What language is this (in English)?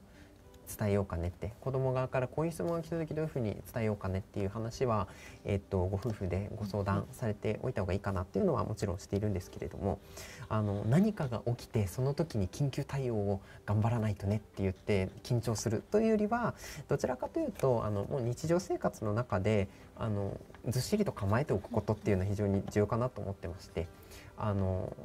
Japanese